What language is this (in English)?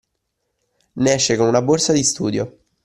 Italian